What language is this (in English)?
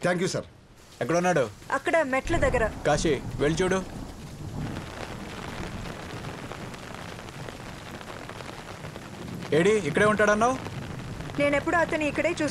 Telugu